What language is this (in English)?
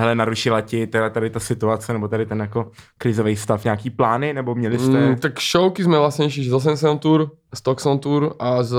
Czech